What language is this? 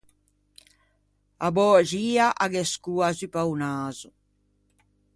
Ligurian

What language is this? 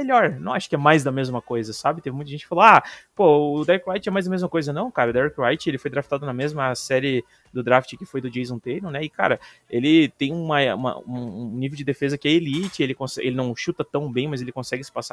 Portuguese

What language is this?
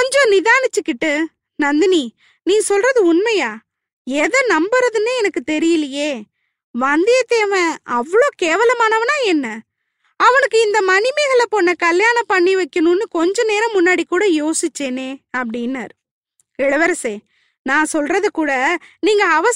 Tamil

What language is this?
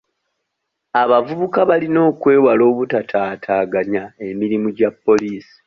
Ganda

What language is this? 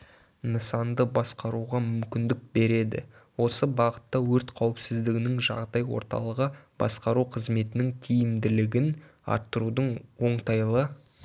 Kazakh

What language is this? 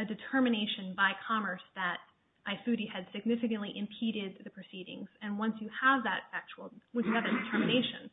English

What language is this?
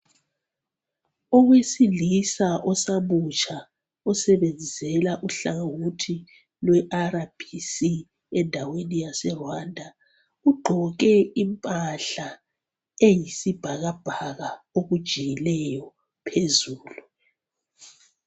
North Ndebele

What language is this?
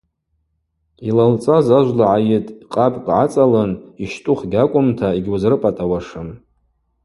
Abaza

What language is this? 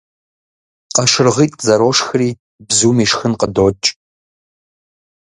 Kabardian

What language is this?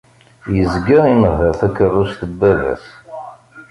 Kabyle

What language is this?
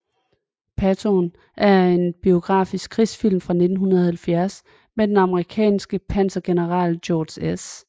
Danish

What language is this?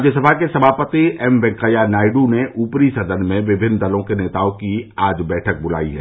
Hindi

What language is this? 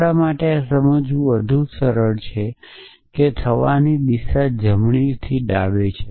Gujarati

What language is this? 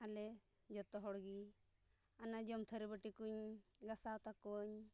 Santali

